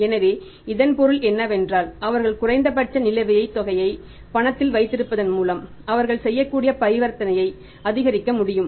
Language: Tamil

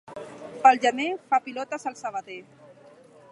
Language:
Catalan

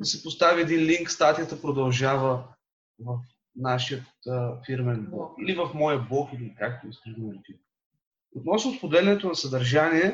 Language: Bulgarian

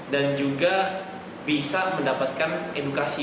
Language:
Indonesian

